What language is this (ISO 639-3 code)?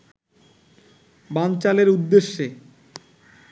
ben